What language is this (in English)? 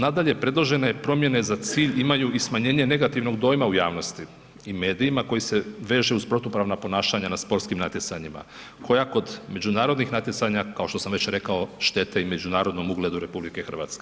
Croatian